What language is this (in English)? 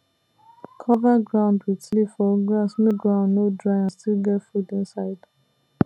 Nigerian Pidgin